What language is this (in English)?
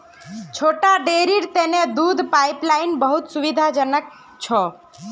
Magahi